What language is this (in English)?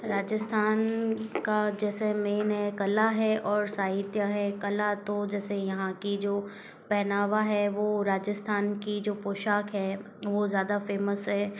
Hindi